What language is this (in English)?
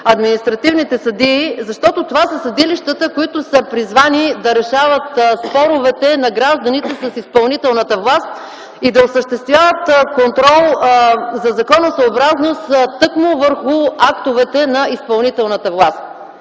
Bulgarian